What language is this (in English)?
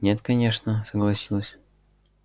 Russian